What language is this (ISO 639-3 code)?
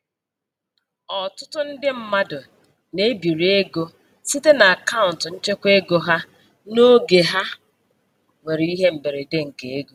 ibo